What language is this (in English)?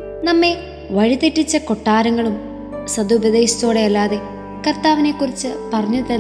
Malayalam